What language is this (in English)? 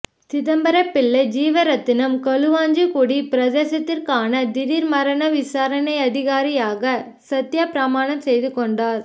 Tamil